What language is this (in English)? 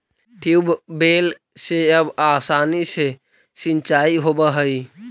Magahi